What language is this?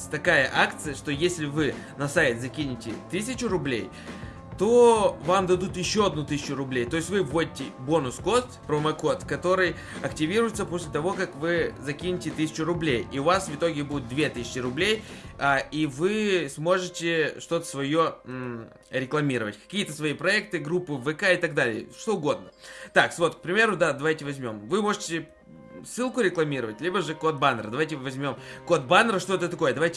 Russian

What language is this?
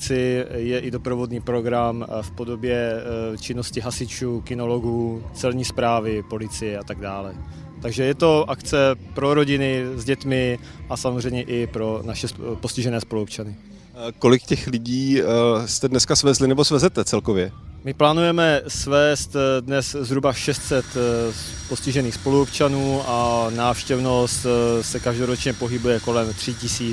Czech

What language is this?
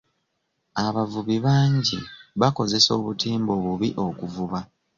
Ganda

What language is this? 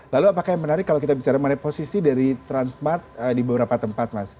Indonesian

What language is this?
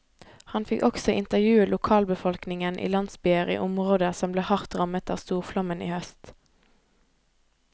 Norwegian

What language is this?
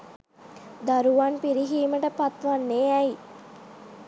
Sinhala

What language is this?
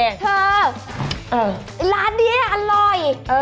Thai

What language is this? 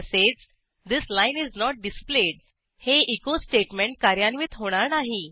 Marathi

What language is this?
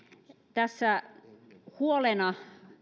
Finnish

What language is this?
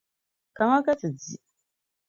Dagbani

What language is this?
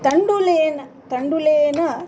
Sanskrit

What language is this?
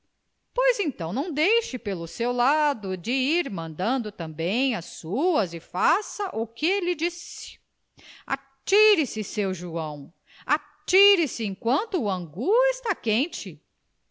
Portuguese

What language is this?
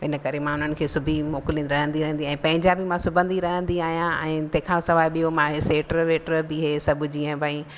Sindhi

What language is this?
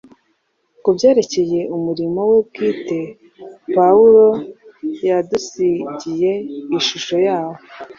Kinyarwanda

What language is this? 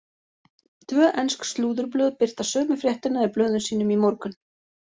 Icelandic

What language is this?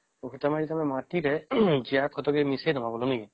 Odia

